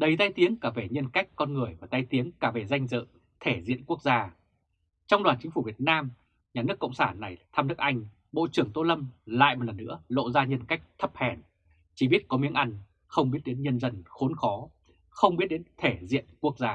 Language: Vietnamese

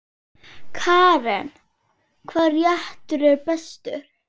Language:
Icelandic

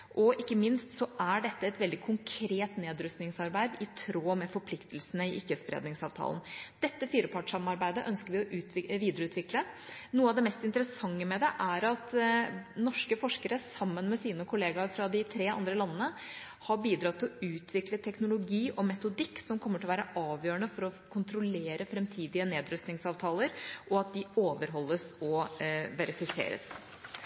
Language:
Norwegian Bokmål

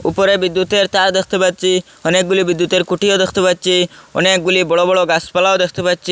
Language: Bangla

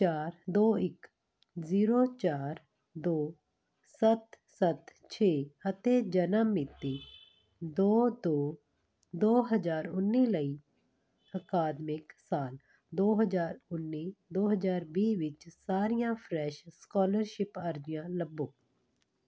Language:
Punjabi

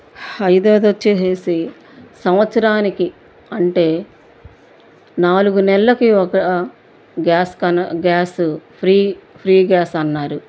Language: Telugu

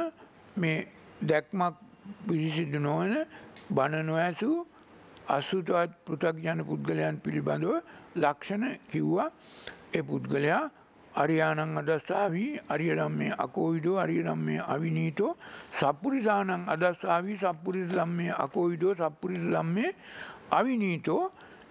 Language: Hindi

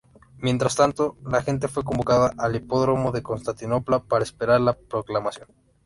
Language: Spanish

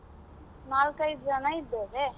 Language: Kannada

